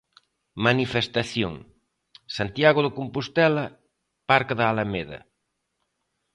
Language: Galician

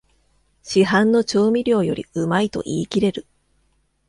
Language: Japanese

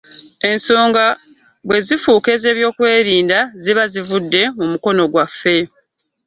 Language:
Ganda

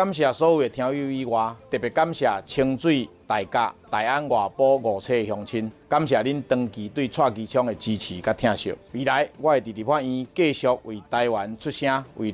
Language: Chinese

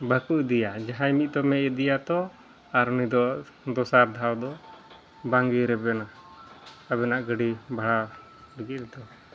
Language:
Santali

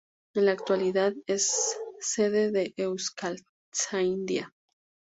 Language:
Spanish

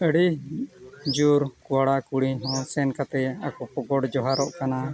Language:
Santali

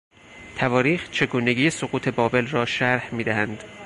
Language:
Persian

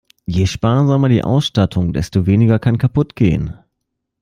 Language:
German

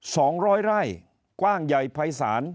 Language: Thai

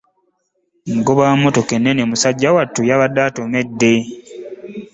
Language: Ganda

